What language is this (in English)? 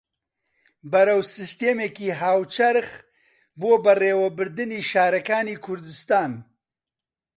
Central Kurdish